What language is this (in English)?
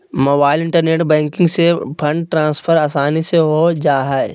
Magahi